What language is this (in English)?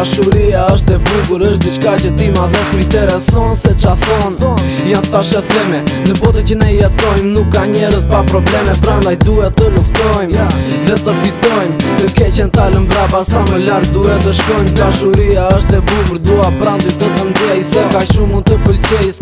Romanian